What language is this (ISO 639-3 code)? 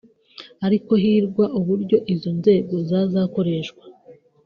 kin